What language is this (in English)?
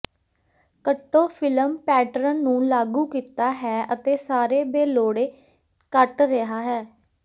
Punjabi